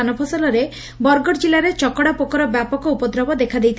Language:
Odia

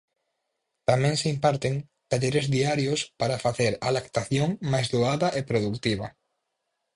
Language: Galician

